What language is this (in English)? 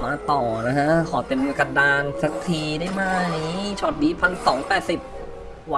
Thai